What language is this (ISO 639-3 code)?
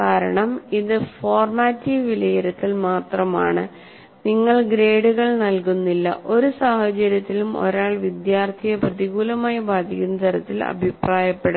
mal